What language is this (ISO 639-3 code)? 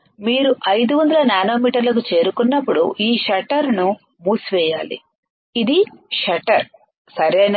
tel